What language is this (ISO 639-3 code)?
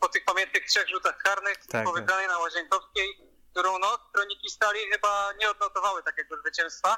pol